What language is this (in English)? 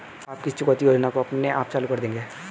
Hindi